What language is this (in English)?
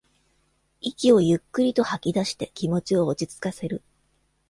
Japanese